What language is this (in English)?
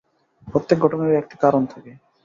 Bangla